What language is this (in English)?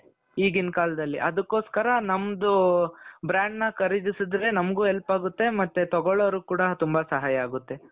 Kannada